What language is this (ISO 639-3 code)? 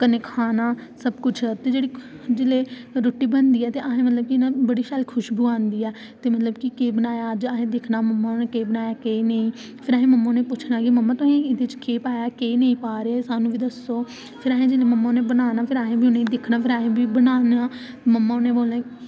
doi